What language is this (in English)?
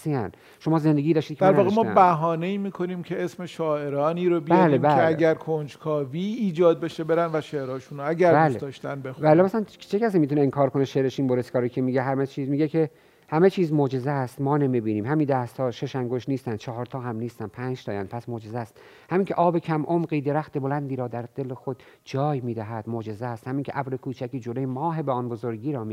Persian